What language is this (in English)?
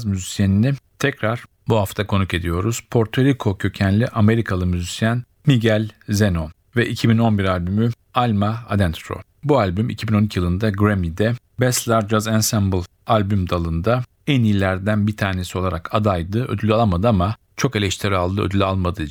Turkish